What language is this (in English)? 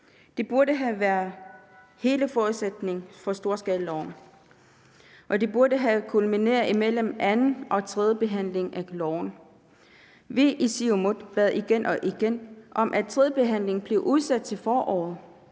Danish